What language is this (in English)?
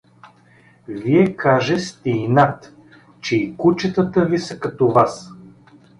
Bulgarian